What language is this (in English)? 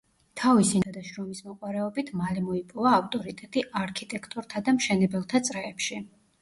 Georgian